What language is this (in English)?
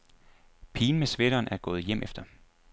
Danish